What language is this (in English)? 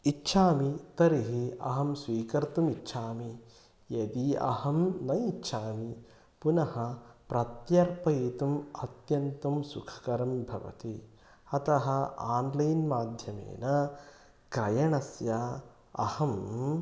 Sanskrit